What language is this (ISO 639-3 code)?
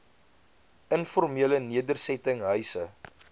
afr